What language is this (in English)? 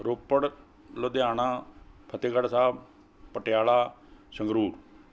Punjabi